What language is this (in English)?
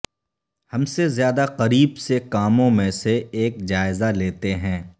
Urdu